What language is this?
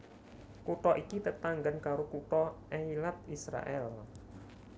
Javanese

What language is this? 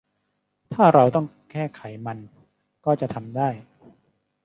Thai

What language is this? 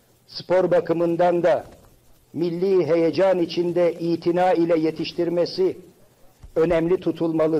Turkish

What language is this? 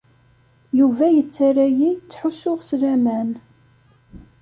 Kabyle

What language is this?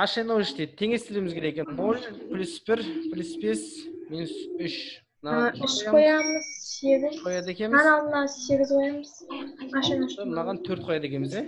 Turkish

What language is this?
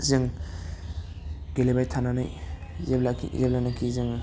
Bodo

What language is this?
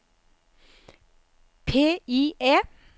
Norwegian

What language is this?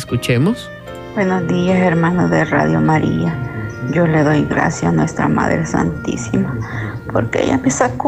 Spanish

